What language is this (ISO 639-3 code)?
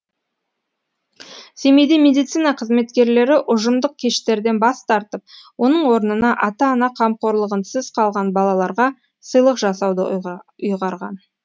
kaz